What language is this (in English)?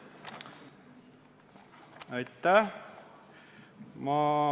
Estonian